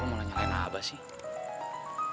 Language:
Indonesian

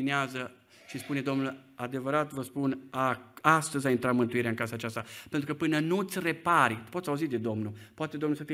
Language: Romanian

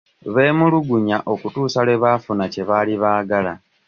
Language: Ganda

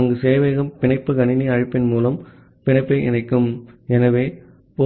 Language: Tamil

